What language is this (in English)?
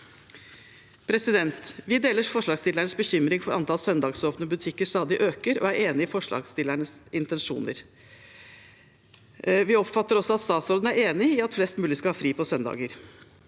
Norwegian